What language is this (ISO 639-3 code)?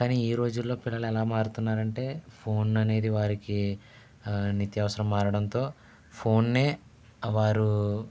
tel